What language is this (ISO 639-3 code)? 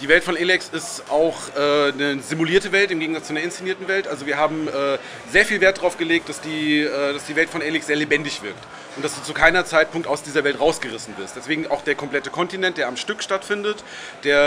deu